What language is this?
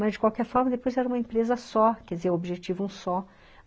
Portuguese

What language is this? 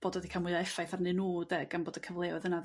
Welsh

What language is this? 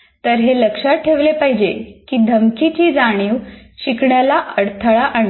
Marathi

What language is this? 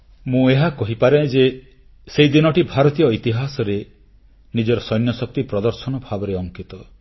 Odia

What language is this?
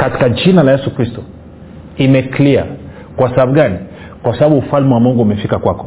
Swahili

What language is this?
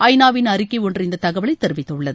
Tamil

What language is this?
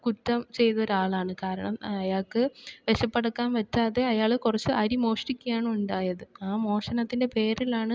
Malayalam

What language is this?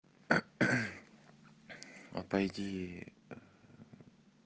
Russian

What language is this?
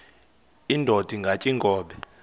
Xhosa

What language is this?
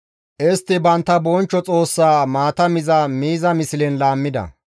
Gamo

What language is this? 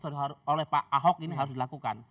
Indonesian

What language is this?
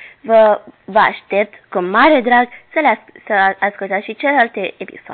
Romanian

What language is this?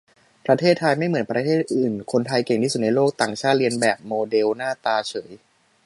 Thai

